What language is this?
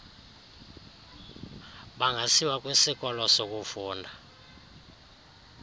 Xhosa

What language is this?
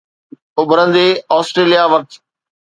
Sindhi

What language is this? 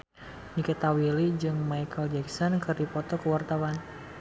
Sundanese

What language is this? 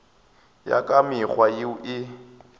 Northern Sotho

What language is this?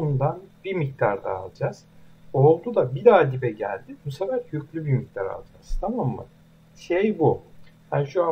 Turkish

